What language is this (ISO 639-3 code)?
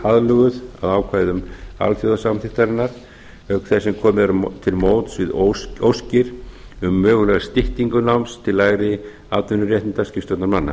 isl